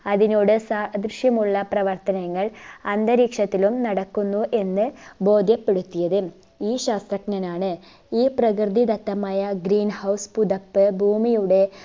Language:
Malayalam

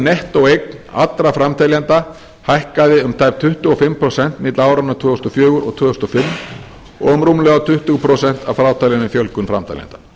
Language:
Icelandic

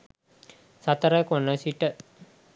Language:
Sinhala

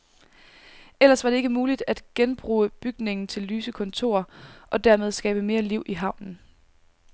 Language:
Danish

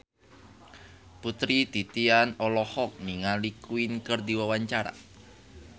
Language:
Sundanese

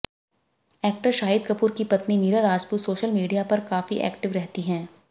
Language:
Hindi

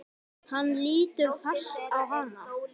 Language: Icelandic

